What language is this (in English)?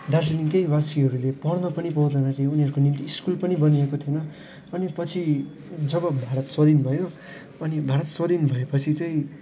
Nepali